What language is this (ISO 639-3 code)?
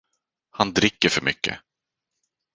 swe